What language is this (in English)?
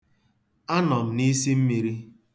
Igbo